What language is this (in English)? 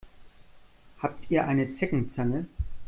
German